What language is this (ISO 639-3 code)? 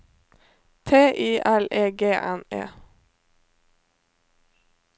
nor